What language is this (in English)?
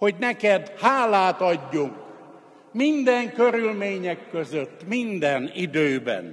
Hungarian